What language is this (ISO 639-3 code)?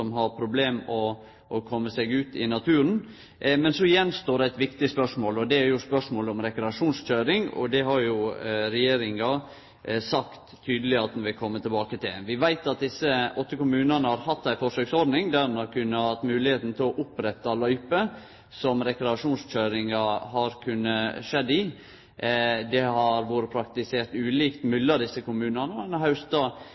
nno